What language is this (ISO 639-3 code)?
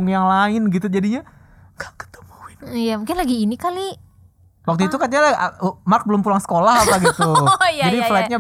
ind